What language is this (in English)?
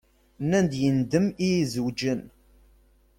Kabyle